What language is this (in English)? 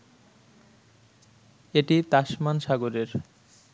Bangla